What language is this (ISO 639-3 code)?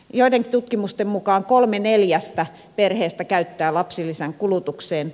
fin